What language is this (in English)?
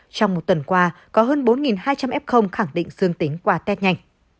Vietnamese